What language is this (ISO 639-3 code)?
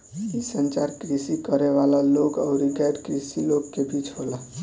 bho